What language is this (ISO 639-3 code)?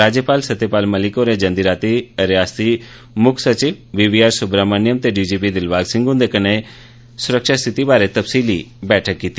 doi